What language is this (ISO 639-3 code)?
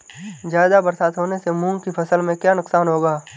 hin